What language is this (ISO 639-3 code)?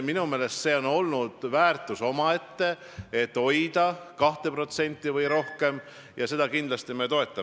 est